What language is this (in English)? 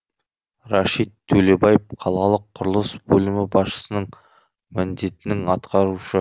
Kazakh